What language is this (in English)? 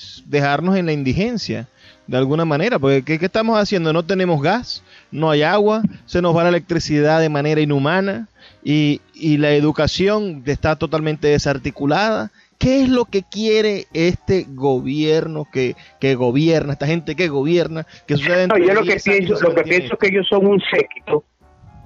Spanish